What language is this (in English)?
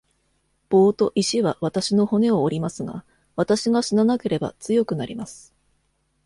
Japanese